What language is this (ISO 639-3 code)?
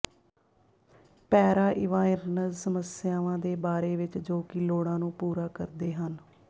pan